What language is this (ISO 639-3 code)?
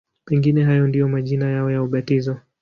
swa